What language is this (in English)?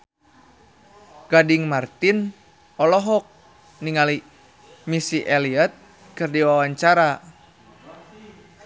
Sundanese